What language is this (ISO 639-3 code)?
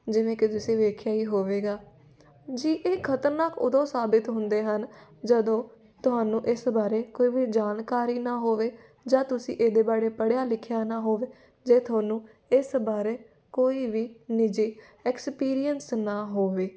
pan